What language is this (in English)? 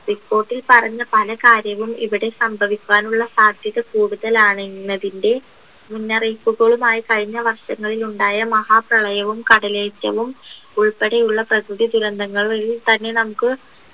Malayalam